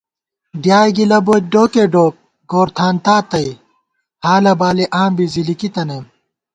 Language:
Gawar-Bati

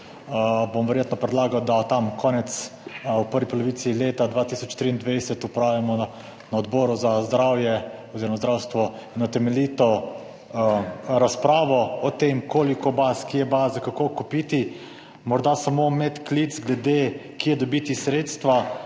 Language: Slovenian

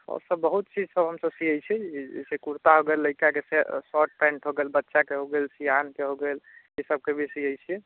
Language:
Maithili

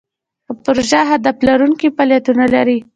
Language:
Pashto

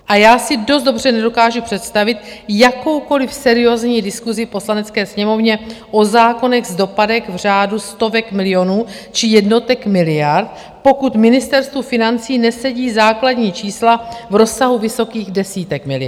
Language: Czech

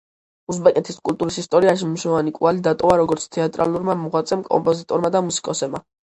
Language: Georgian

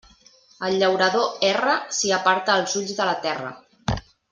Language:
Catalan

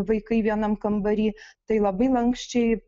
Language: Lithuanian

